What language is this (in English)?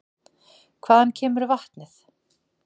Icelandic